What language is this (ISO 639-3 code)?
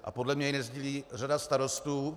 ces